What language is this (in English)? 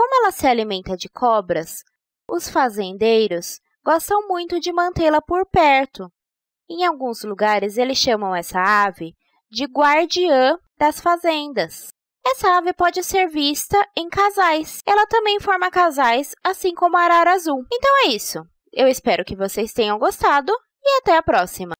Portuguese